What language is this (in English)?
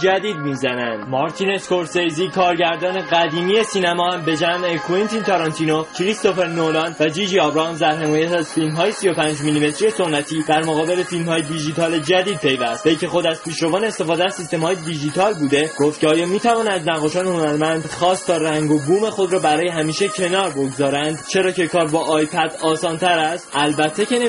Persian